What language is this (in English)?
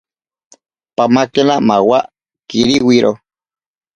Ashéninka Perené